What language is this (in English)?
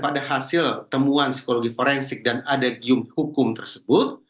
Indonesian